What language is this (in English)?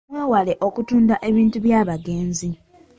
Ganda